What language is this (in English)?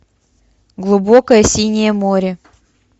Russian